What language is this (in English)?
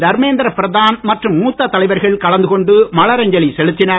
Tamil